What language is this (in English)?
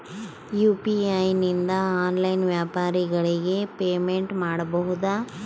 Kannada